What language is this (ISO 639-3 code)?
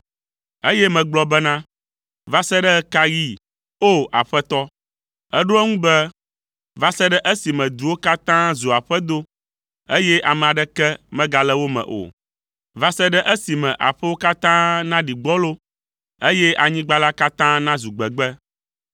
ewe